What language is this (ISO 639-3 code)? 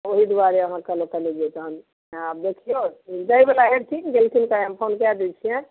mai